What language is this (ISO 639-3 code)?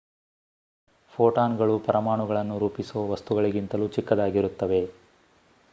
kan